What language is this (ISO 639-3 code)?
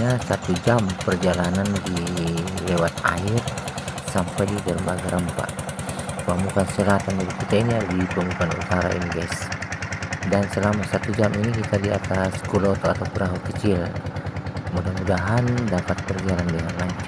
ind